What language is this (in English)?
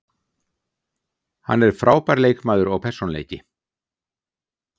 Icelandic